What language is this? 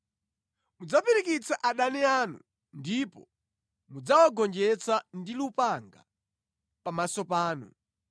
Nyanja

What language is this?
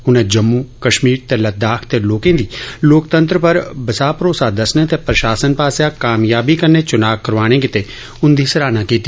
Dogri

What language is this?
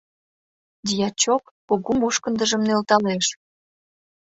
Mari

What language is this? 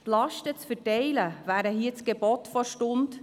Swiss German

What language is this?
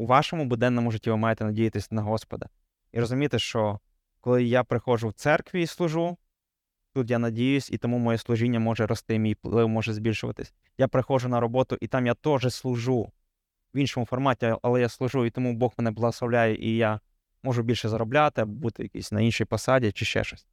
Ukrainian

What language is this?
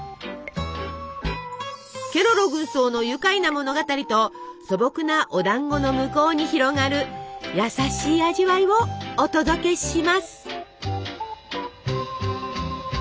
Japanese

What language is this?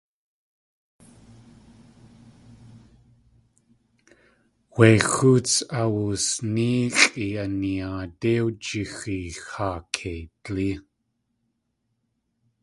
Tlingit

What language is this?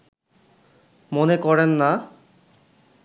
Bangla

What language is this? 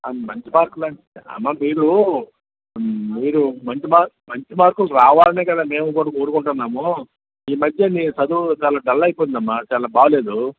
Telugu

